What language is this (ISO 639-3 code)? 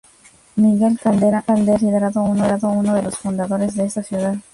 spa